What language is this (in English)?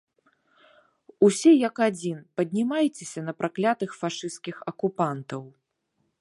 Belarusian